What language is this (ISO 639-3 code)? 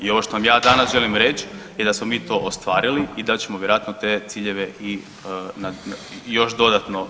hrv